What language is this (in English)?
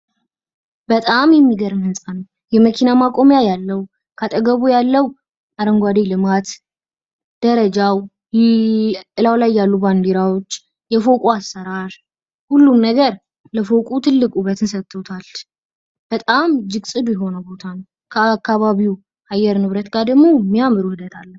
Amharic